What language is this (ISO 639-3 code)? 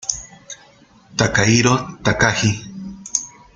spa